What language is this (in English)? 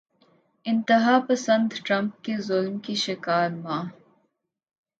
Urdu